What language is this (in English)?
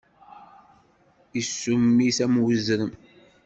Kabyle